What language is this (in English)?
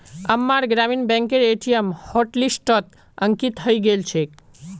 Magahi